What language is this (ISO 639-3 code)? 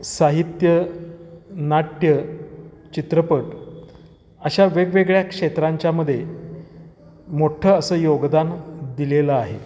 mar